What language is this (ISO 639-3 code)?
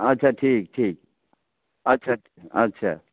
mai